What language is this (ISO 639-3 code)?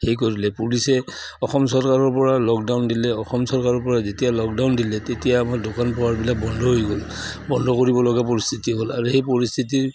asm